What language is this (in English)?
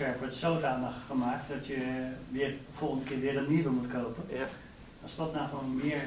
Dutch